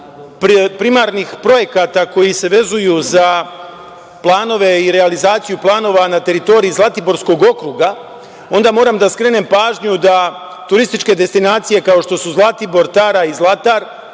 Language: Serbian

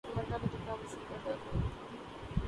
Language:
Urdu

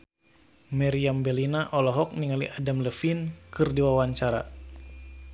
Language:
Sundanese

